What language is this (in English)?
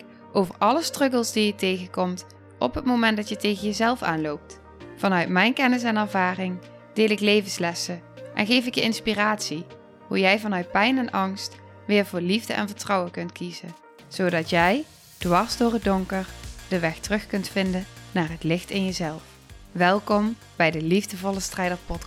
Dutch